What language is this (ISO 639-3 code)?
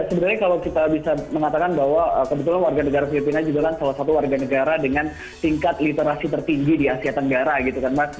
ind